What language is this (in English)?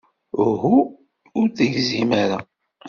Kabyle